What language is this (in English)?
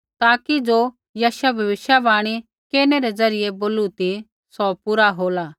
Kullu Pahari